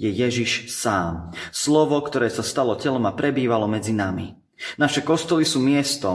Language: Slovak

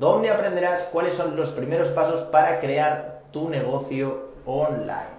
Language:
Spanish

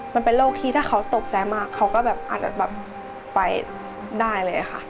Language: Thai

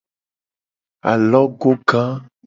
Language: Gen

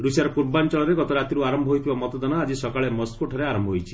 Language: Odia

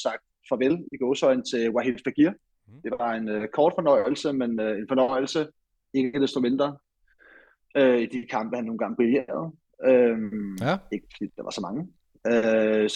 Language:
Danish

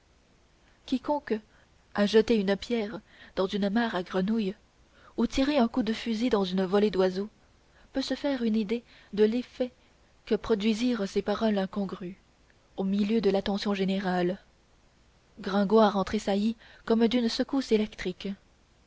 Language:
French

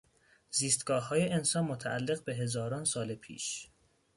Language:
Persian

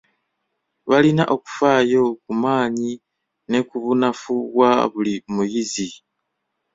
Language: Ganda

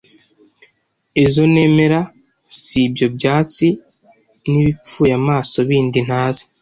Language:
Kinyarwanda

